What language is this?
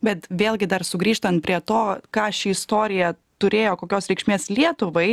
Lithuanian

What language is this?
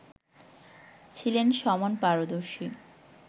Bangla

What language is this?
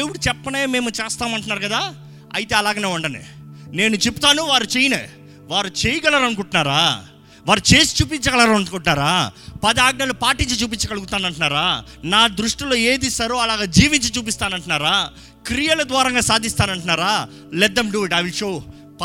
Telugu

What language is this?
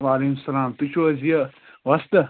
Kashmiri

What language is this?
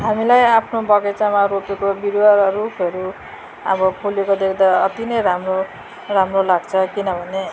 Nepali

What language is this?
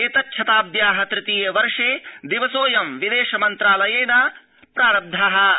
Sanskrit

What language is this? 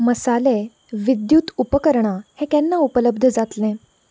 Konkani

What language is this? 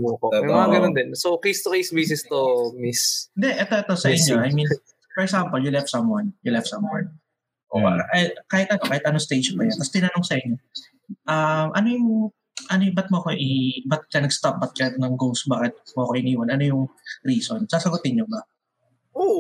Filipino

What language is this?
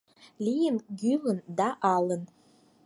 Mari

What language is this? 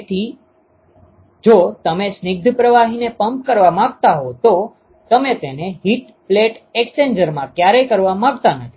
Gujarati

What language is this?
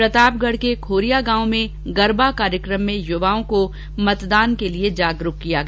Hindi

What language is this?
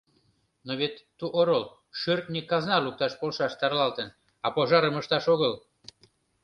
Mari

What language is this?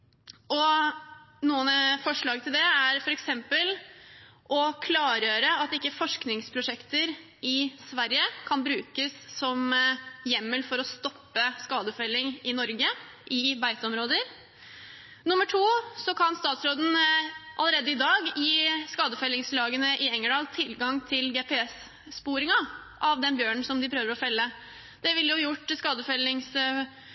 Norwegian Bokmål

